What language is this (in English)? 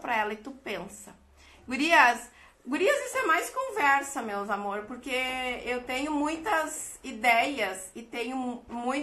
Portuguese